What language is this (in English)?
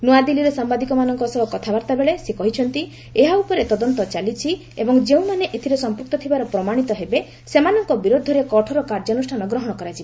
Odia